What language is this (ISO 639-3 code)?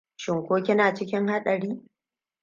hau